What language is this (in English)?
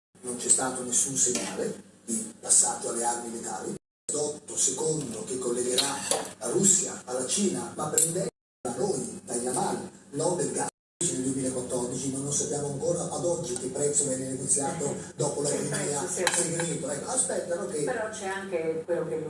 Italian